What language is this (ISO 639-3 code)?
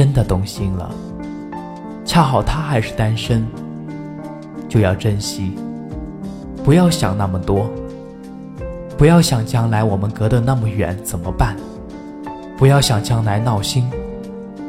zho